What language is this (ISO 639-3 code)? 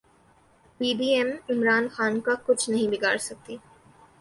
urd